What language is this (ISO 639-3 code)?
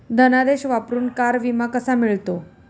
mar